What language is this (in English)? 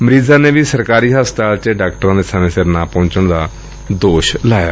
Punjabi